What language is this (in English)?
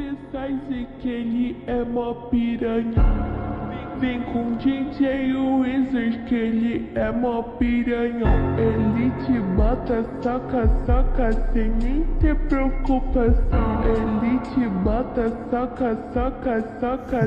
Latvian